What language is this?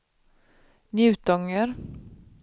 Swedish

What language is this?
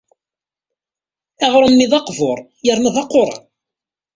Kabyle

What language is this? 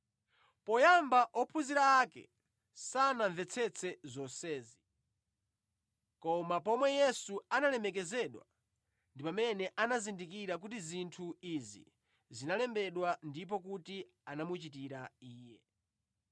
Nyanja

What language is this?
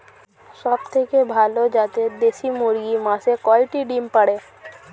Bangla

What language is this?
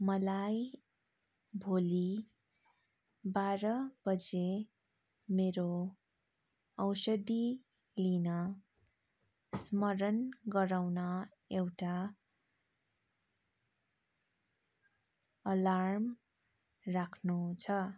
Nepali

